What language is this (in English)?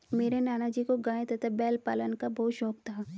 Hindi